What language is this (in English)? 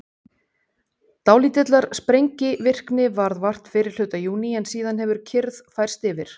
Icelandic